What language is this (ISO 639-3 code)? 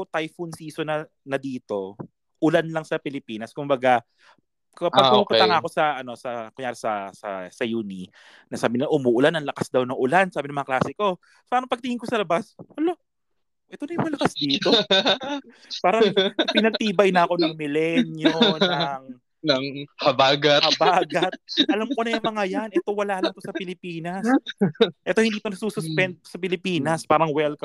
fil